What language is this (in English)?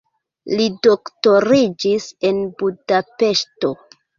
Esperanto